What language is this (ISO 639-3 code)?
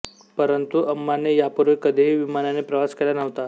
mar